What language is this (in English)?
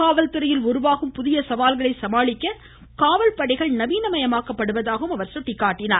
Tamil